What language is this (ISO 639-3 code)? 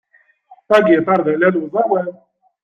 kab